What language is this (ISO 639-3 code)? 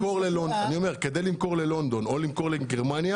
heb